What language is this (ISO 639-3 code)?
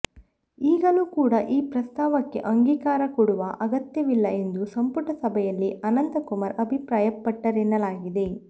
kan